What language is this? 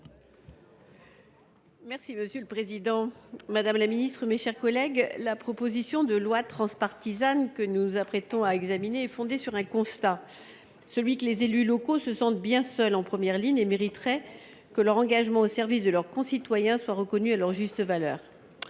French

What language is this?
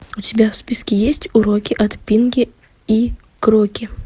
Russian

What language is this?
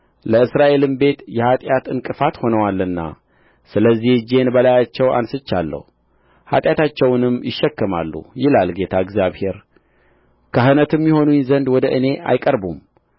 Amharic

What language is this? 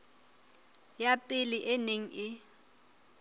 Southern Sotho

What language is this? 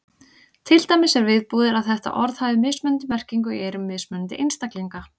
Icelandic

